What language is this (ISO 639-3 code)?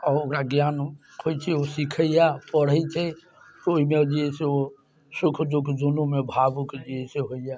mai